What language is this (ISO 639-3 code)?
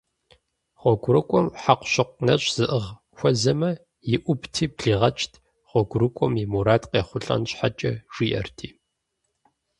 kbd